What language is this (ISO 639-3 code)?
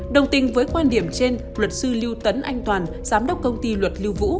vie